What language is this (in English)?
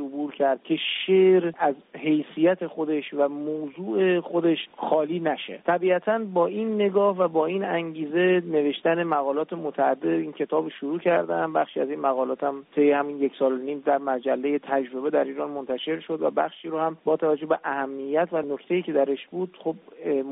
Persian